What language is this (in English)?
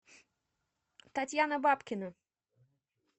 Russian